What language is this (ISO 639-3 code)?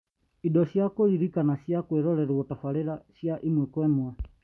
kik